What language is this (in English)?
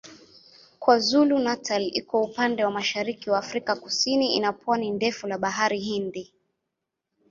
Swahili